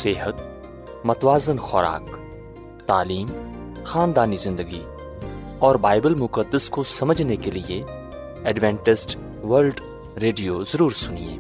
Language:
Urdu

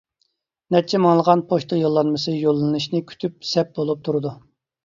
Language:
Uyghur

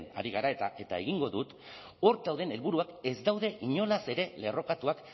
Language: Basque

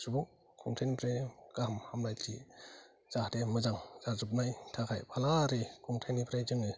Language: Bodo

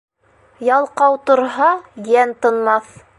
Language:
Bashkir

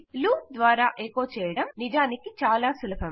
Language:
Telugu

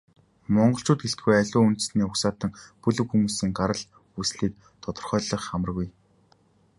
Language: Mongolian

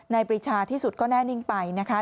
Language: Thai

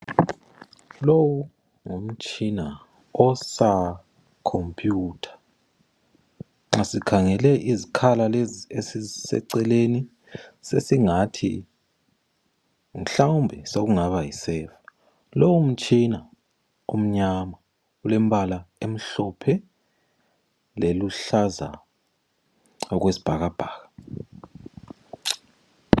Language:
North Ndebele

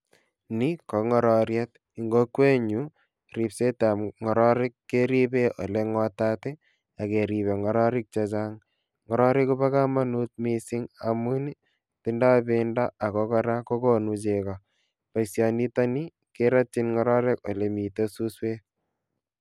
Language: Kalenjin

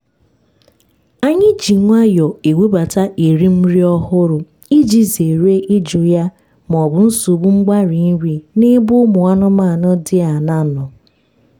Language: Igbo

